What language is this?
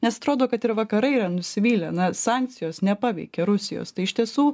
Lithuanian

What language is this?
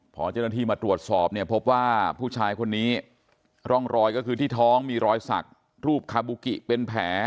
Thai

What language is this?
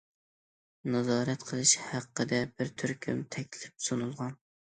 Uyghur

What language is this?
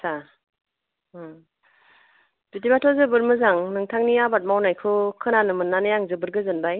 Bodo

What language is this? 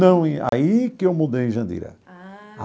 Portuguese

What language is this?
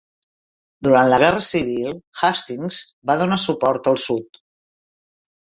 Catalan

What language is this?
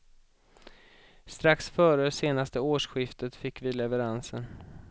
Swedish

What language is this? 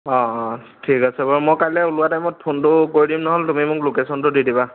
Assamese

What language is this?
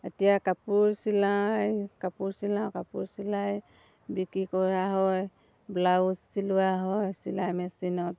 Assamese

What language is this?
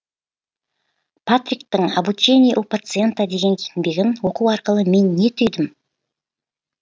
Kazakh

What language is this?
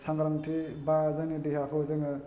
Bodo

